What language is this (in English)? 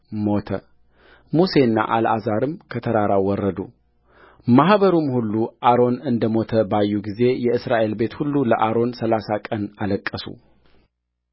Amharic